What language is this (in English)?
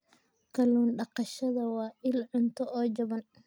Somali